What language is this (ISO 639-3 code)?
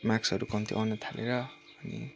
nep